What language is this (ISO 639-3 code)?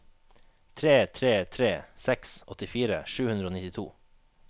nor